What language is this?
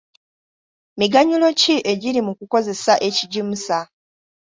Ganda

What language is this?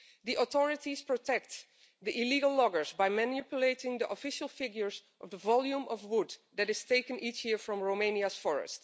English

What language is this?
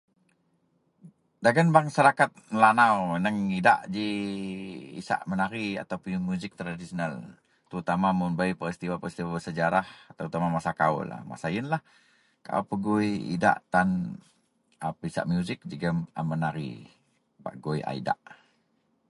Central Melanau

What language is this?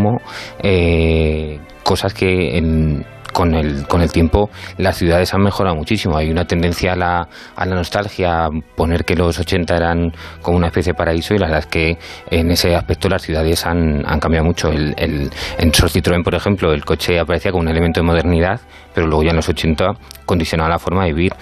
Spanish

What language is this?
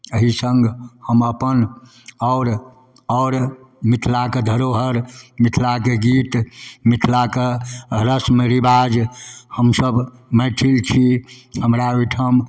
Maithili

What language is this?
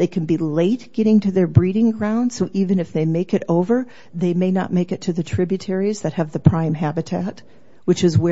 English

